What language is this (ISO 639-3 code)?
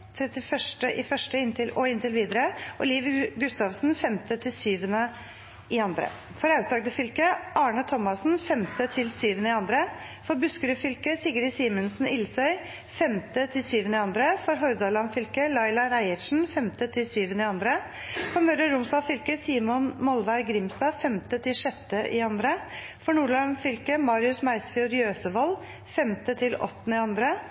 nob